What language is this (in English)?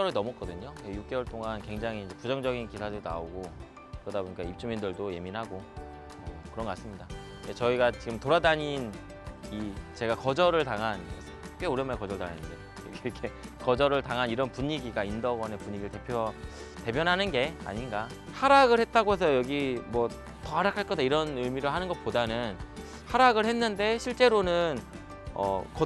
Korean